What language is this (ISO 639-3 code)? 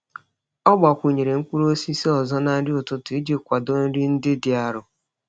ibo